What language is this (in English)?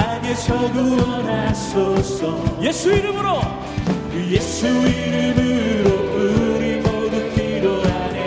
Korean